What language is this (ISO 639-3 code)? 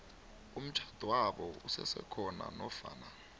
nbl